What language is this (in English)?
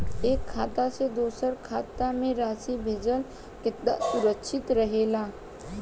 Bhojpuri